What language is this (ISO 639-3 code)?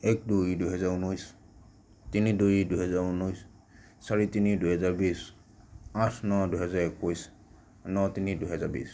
asm